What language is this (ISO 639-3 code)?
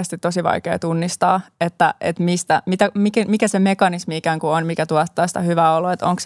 fin